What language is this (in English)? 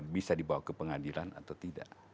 Indonesian